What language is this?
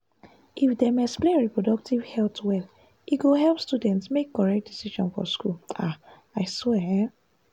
Nigerian Pidgin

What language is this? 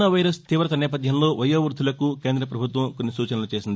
Telugu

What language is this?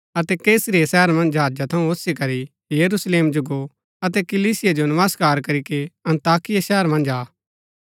Gaddi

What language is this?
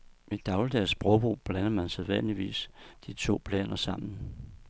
Danish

